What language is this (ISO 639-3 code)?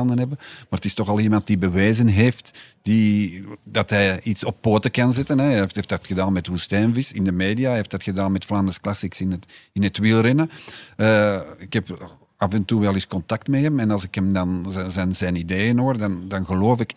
nld